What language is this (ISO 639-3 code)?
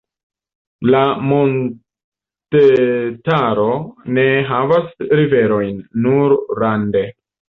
epo